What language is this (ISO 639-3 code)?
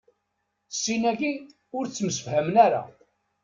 kab